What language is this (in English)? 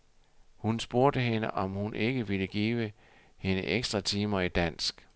Danish